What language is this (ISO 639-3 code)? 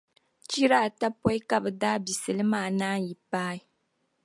dag